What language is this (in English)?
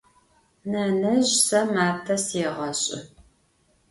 Adyghe